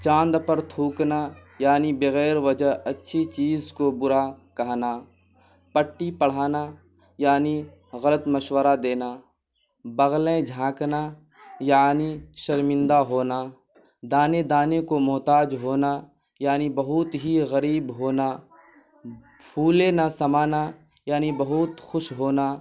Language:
Urdu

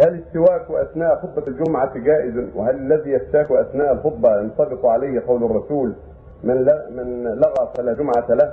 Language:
Arabic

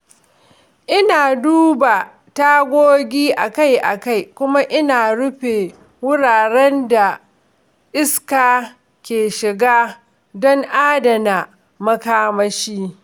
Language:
Hausa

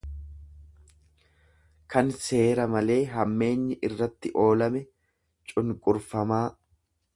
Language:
Oromo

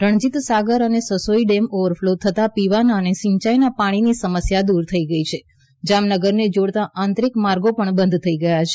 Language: Gujarati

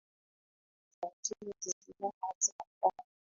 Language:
Swahili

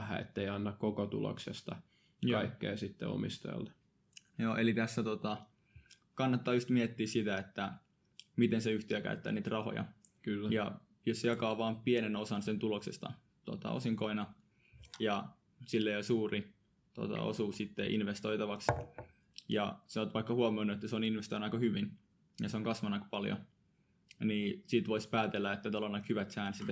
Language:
Finnish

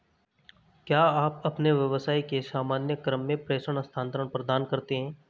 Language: Hindi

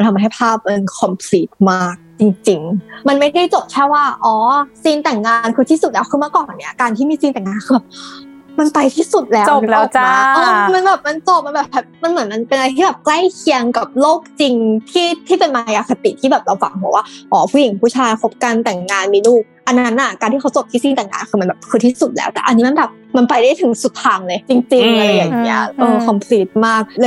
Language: Thai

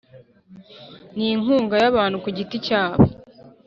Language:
Kinyarwanda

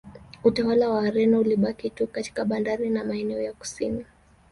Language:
Swahili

